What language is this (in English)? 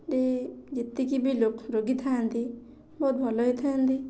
Odia